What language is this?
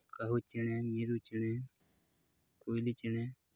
Santali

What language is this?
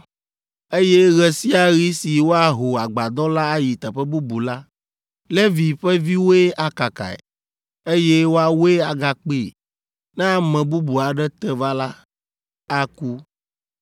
Ewe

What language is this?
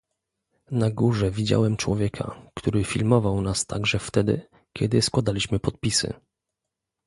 Polish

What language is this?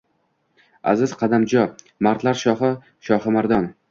Uzbek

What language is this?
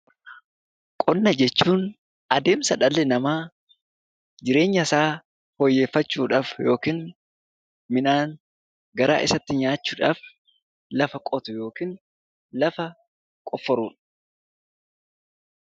Oromo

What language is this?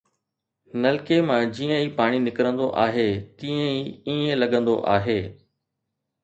Sindhi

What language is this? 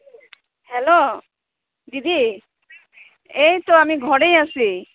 Assamese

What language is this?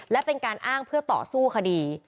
Thai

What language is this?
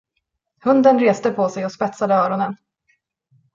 Swedish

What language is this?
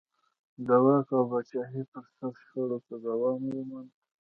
Pashto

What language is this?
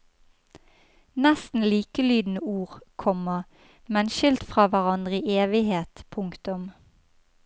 Norwegian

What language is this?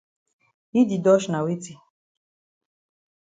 Cameroon Pidgin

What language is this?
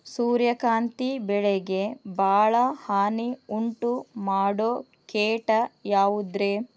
Kannada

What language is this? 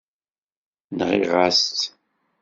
Kabyle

